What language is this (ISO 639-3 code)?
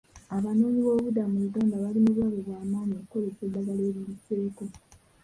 lug